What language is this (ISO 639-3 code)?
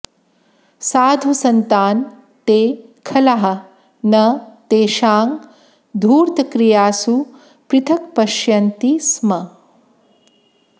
san